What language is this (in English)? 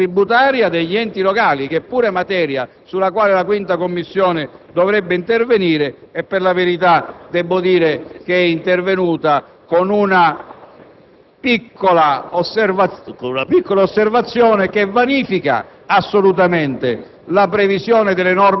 Italian